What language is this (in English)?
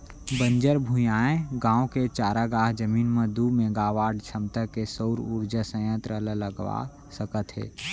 Chhattisgarhi